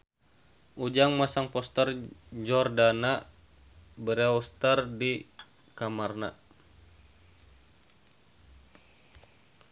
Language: Sundanese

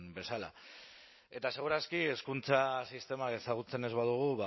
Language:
Basque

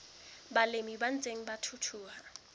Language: Southern Sotho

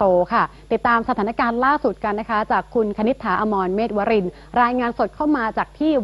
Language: Thai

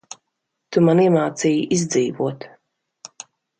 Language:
Latvian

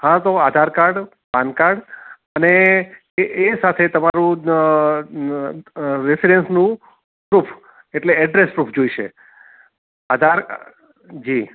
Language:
Gujarati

